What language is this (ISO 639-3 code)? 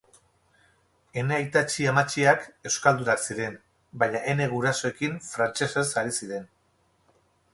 eus